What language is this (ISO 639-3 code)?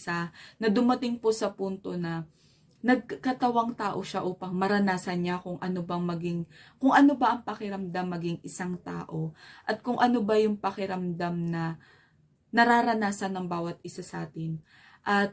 fil